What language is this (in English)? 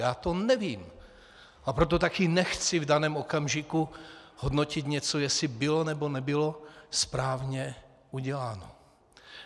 Czech